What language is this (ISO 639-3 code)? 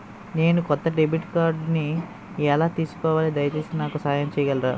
tel